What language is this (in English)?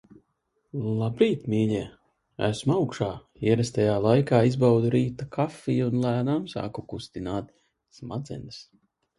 Latvian